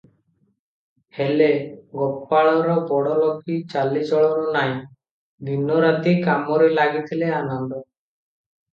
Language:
Odia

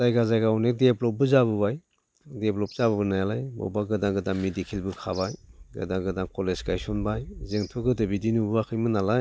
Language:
Bodo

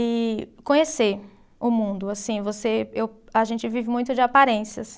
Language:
Portuguese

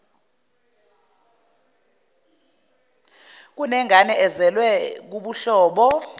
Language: Zulu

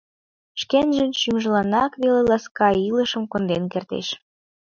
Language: Mari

